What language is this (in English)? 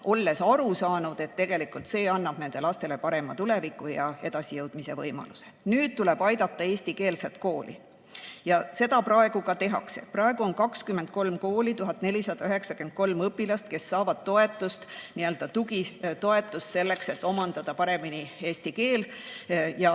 Estonian